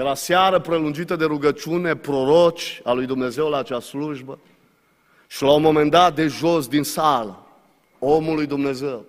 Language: Romanian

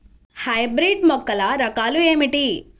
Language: Telugu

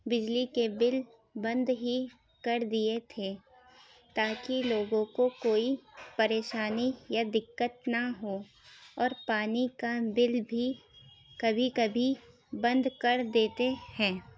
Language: Urdu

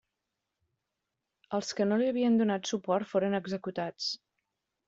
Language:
Catalan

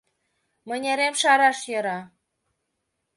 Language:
Mari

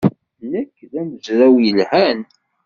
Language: Kabyle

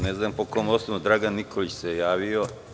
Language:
Serbian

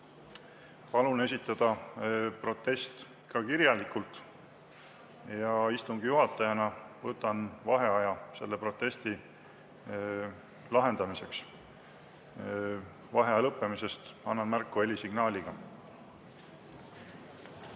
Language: Estonian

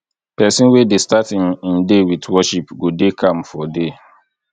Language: Nigerian Pidgin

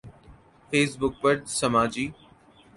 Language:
Urdu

